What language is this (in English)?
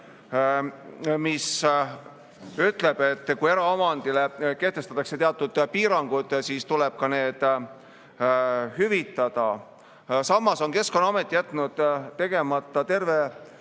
Estonian